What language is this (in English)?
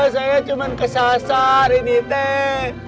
Indonesian